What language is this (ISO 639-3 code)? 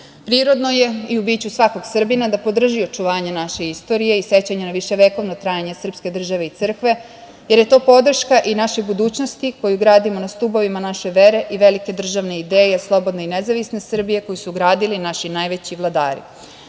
srp